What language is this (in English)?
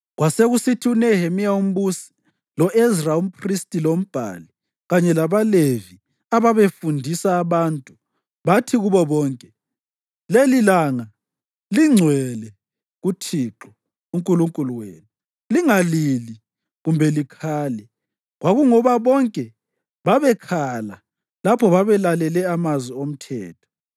North Ndebele